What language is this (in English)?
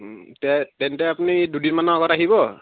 Assamese